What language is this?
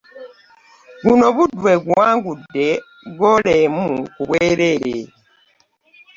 Ganda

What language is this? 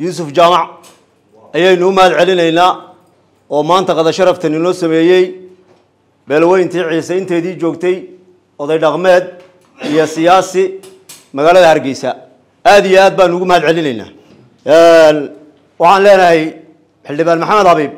Arabic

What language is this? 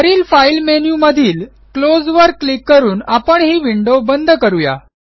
Marathi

